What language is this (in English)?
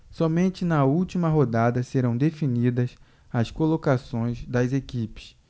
Portuguese